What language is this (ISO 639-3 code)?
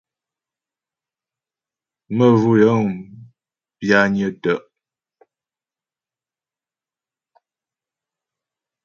bbj